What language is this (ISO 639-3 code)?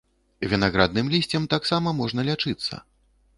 bel